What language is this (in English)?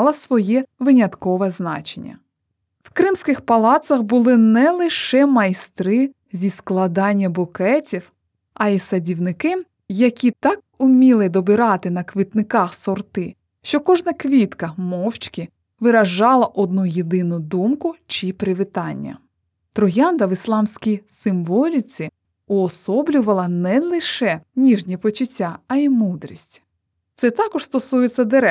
Ukrainian